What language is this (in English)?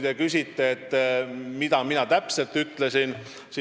Estonian